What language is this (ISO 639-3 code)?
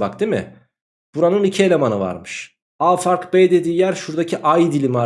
tur